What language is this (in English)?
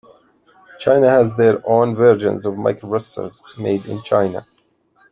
English